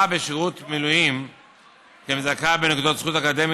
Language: Hebrew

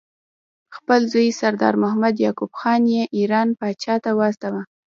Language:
Pashto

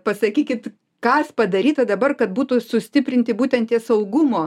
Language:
Lithuanian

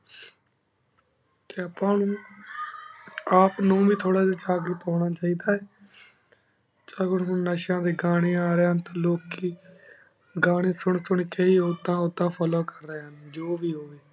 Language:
Punjabi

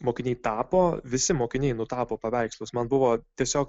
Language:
Lithuanian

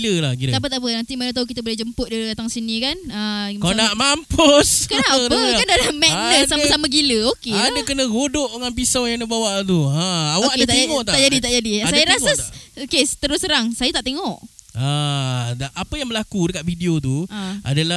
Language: Malay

